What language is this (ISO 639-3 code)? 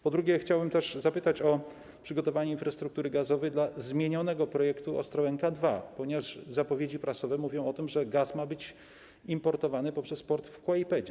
pol